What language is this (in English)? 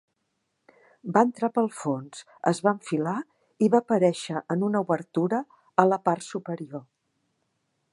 Catalan